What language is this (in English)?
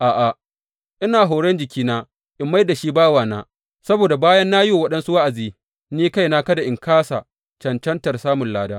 Hausa